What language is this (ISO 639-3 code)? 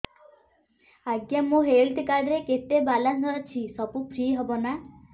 ori